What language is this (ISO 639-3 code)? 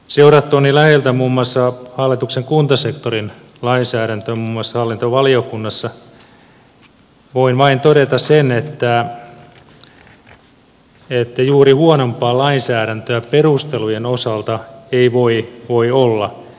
fin